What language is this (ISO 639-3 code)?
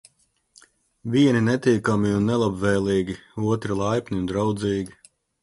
lav